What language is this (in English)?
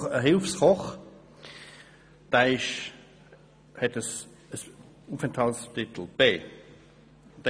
Swiss German